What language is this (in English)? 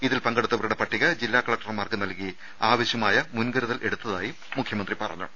Malayalam